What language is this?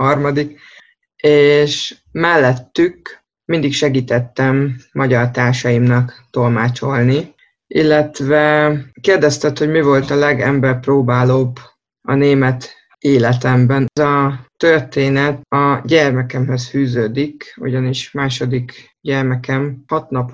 Hungarian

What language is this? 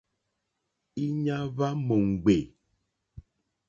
Mokpwe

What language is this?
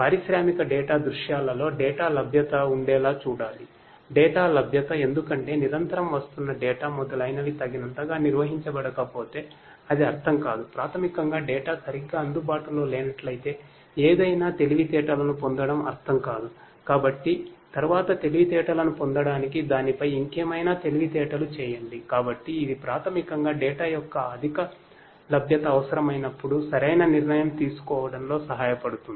Telugu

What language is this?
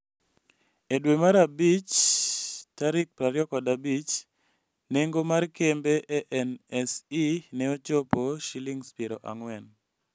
Luo (Kenya and Tanzania)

